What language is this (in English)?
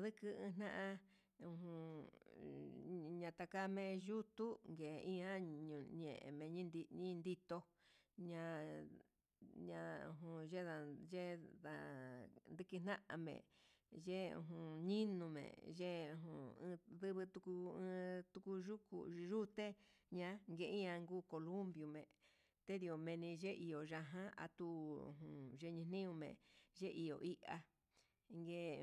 Huitepec Mixtec